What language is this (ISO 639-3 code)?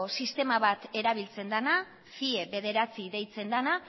eus